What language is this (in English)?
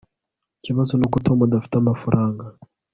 Kinyarwanda